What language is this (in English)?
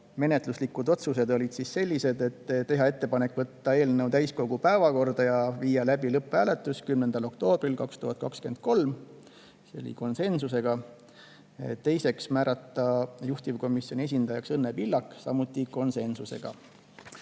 Estonian